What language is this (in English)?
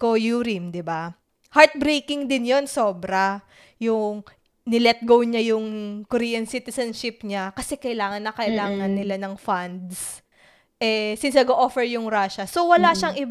Filipino